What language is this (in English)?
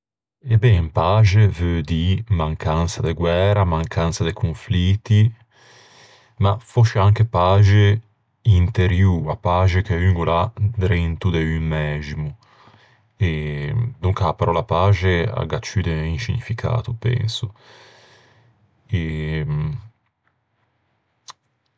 Ligurian